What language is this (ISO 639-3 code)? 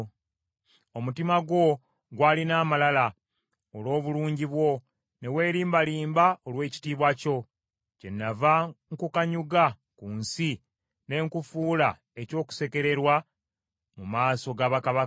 lug